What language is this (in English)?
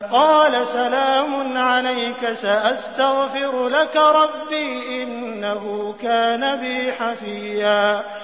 Arabic